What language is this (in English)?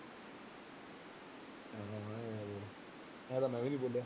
Punjabi